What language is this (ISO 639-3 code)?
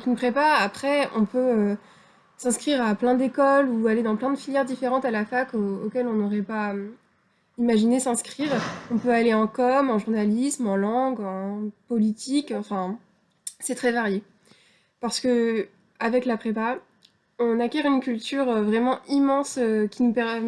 fra